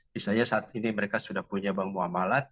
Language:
Indonesian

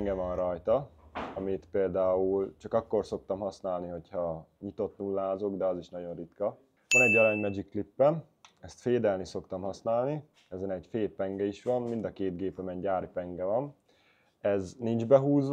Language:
Hungarian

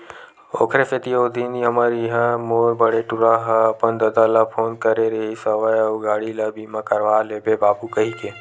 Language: Chhattisgarhi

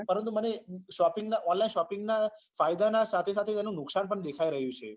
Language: Gujarati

